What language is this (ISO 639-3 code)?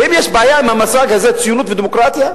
heb